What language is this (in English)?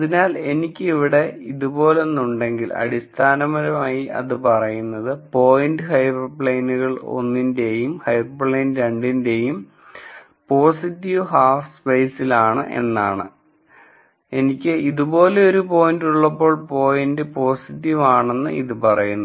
Malayalam